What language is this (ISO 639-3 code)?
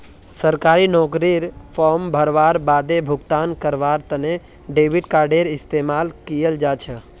mag